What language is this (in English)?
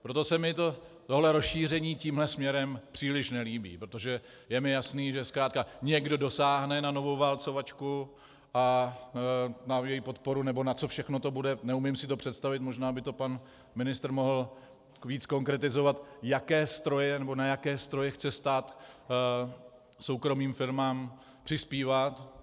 Czech